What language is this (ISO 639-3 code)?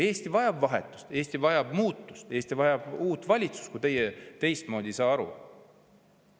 est